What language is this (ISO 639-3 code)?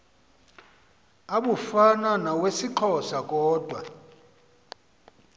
xho